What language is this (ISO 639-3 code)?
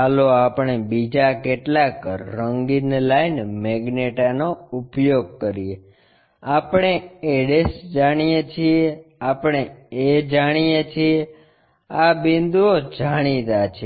guj